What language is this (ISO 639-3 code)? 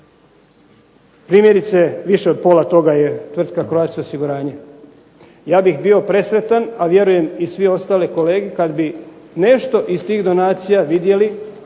hrv